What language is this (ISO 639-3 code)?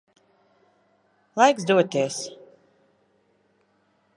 lav